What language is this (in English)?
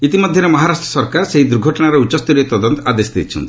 Odia